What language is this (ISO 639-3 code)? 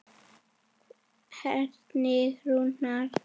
isl